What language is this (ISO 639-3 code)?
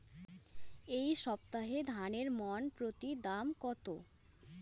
ben